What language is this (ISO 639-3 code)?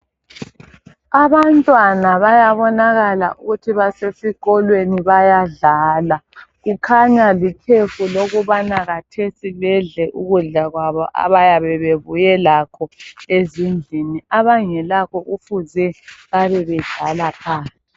nde